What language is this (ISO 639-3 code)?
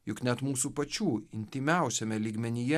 lit